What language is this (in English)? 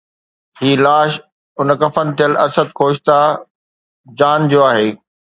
Sindhi